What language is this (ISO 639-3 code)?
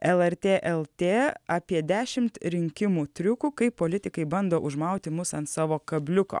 lit